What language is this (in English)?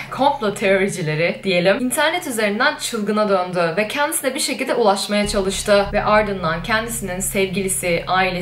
Turkish